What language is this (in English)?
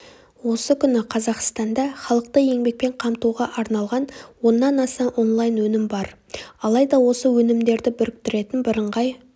Kazakh